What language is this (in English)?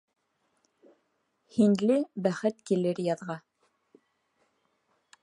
Bashkir